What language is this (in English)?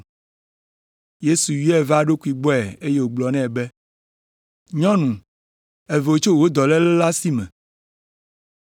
Ewe